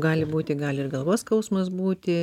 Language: Lithuanian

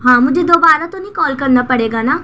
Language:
Urdu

